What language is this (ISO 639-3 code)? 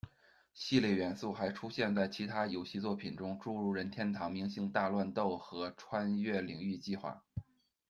zho